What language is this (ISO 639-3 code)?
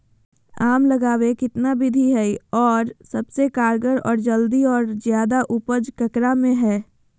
mag